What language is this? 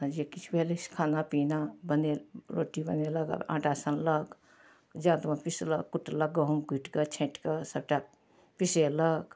Maithili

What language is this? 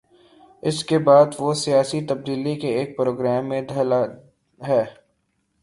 Urdu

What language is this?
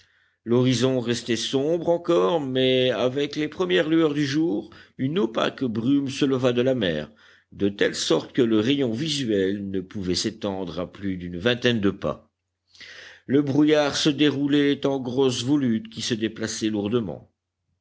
French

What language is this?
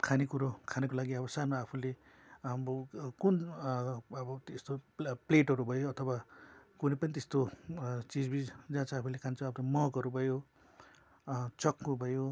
Nepali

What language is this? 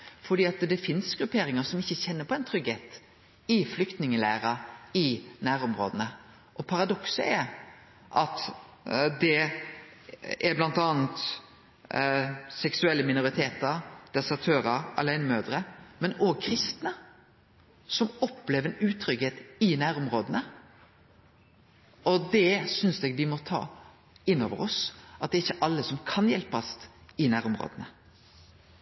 Norwegian Nynorsk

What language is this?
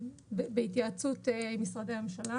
Hebrew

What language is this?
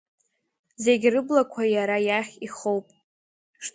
Abkhazian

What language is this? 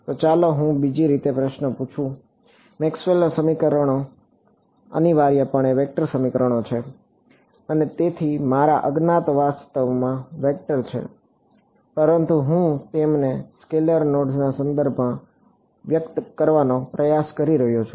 Gujarati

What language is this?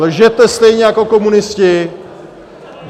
Czech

